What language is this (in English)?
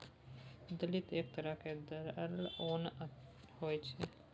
Maithili